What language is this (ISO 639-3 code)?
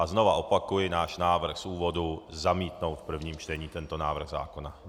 ces